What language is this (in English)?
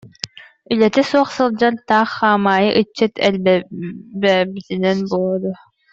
Yakut